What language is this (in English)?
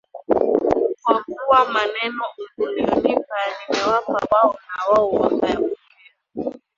Swahili